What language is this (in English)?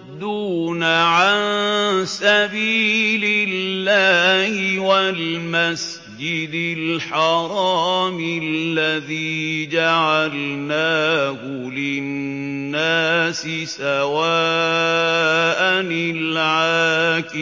Arabic